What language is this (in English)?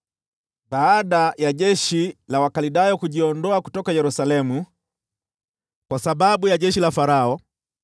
Swahili